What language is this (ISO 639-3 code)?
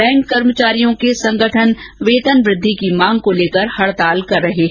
hin